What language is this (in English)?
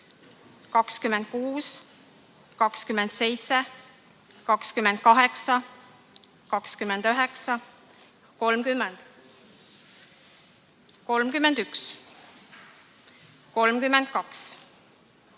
Estonian